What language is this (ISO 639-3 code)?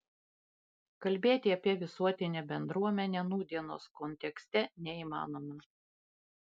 lit